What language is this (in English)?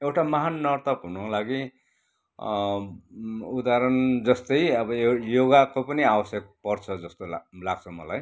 Nepali